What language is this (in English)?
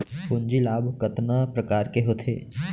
Chhattisgarhi